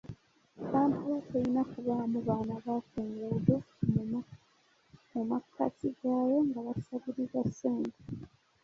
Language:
Ganda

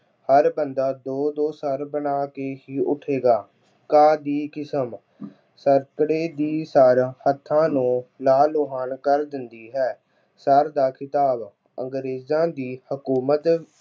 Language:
Punjabi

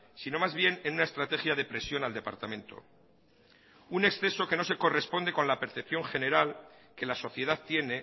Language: Spanish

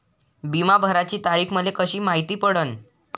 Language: Marathi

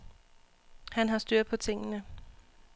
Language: Danish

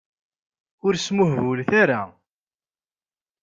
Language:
Kabyle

